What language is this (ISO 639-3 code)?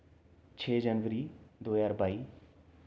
doi